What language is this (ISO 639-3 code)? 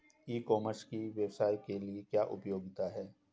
hin